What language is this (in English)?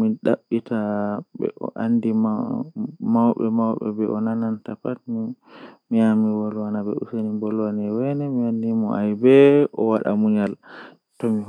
Western Niger Fulfulde